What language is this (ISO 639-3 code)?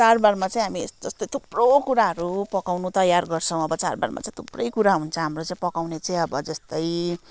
nep